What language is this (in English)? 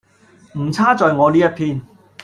Cantonese